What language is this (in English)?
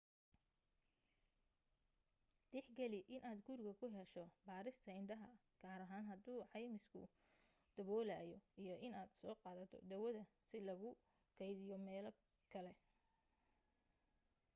Somali